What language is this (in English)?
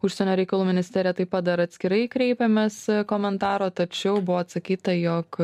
Lithuanian